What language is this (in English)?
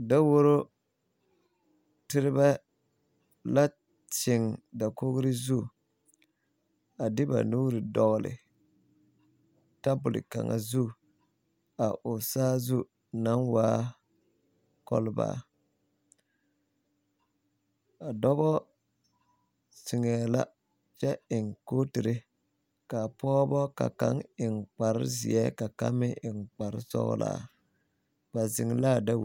Southern Dagaare